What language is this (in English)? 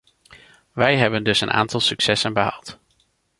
Dutch